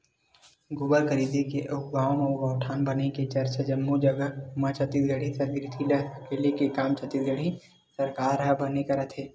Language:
Chhattisgarhi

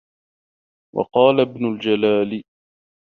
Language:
Arabic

